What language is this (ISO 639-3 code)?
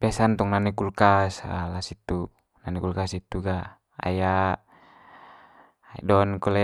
mqy